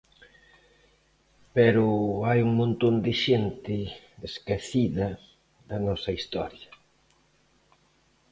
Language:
Galician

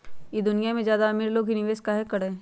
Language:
Magahi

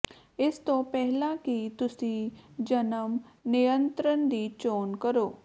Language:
Punjabi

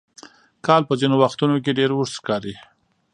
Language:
Pashto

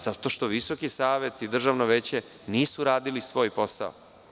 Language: Serbian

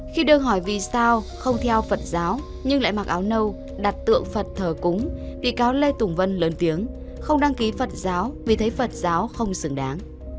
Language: Vietnamese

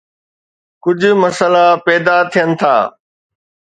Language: Sindhi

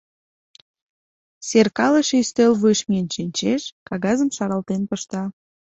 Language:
Mari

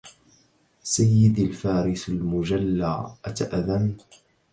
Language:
Arabic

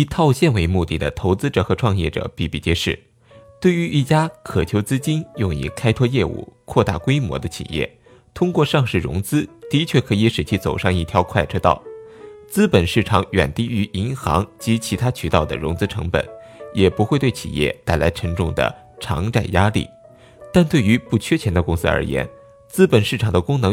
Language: Chinese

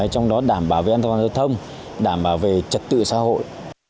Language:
Vietnamese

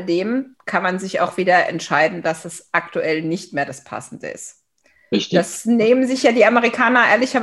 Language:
German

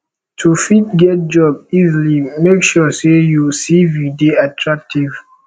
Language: Nigerian Pidgin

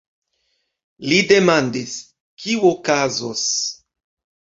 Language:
Esperanto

